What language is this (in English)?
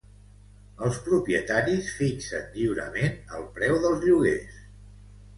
Catalan